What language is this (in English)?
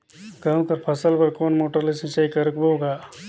Chhattisgarhi